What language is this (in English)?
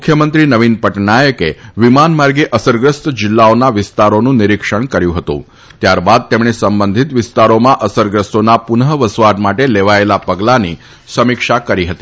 Gujarati